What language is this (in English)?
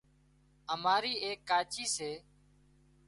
Wadiyara Koli